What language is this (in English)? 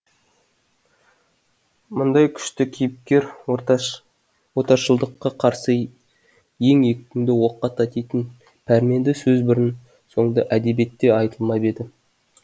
Kazakh